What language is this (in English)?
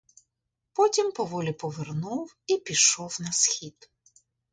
Ukrainian